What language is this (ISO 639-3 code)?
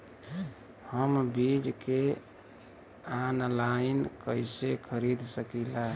bho